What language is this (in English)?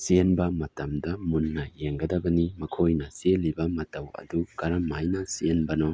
Manipuri